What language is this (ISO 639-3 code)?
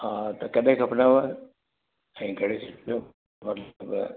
snd